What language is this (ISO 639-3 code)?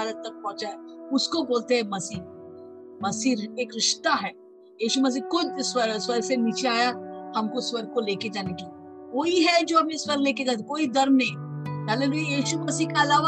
hin